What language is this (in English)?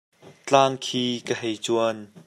Hakha Chin